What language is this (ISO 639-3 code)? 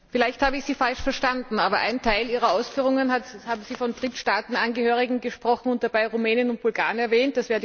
deu